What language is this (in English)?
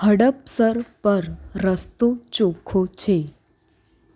Gujarati